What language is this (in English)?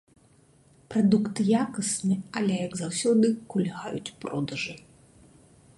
Belarusian